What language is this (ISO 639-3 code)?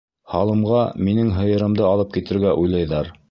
bak